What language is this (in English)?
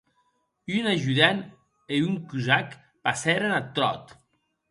Occitan